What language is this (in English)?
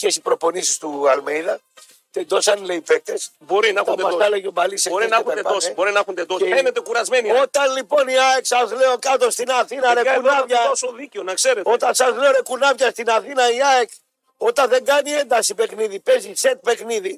Greek